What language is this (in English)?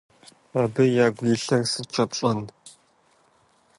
Kabardian